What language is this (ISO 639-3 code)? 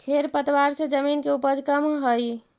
mag